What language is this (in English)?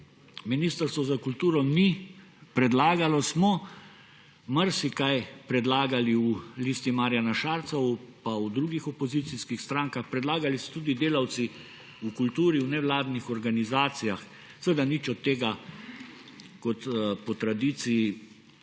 Slovenian